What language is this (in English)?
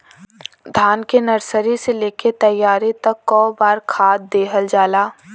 Bhojpuri